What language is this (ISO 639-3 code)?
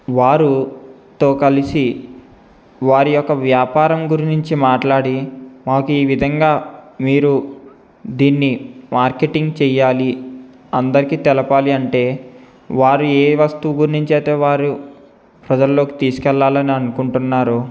tel